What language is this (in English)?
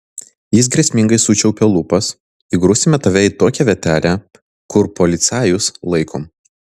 Lithuanian